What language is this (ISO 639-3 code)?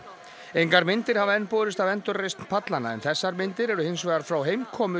isl